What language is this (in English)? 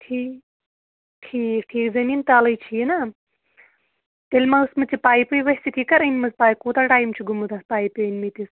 Kashmiri